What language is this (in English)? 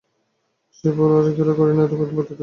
Bangla